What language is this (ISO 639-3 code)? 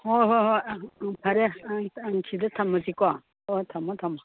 mni